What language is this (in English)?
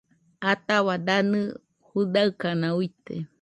Nüpode Huitoto